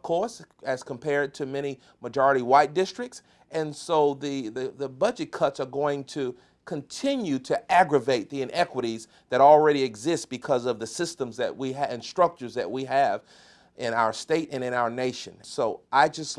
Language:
English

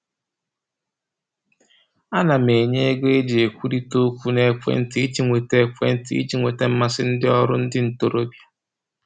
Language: Igbo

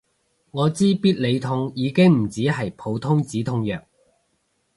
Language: Cantonese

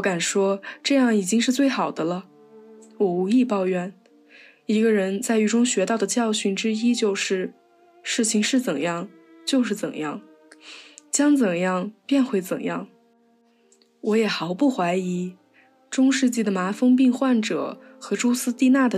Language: Chinese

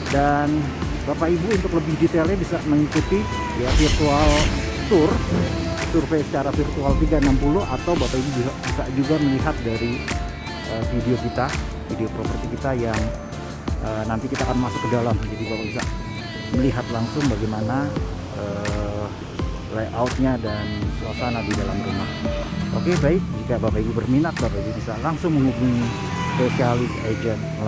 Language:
Indonesian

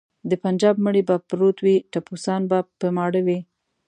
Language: Pashto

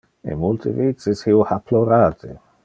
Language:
Interlingua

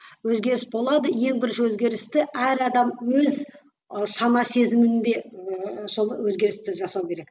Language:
Kazakh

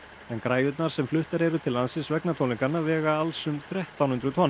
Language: Icelandic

